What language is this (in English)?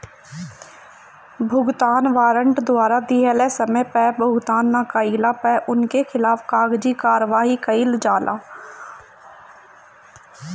Bhojpuri